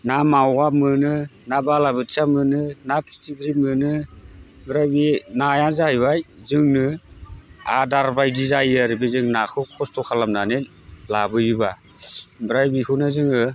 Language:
Bodo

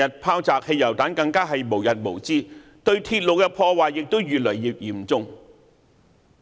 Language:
Cantonese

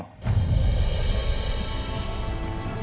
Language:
Indonesian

